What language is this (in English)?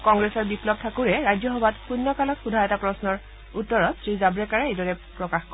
Assamese